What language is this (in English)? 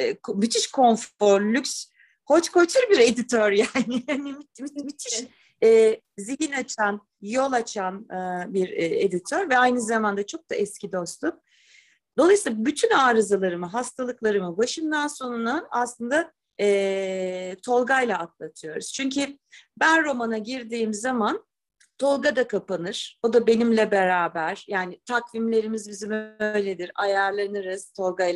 Turkish